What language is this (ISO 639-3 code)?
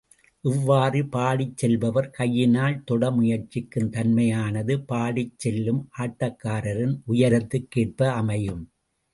tam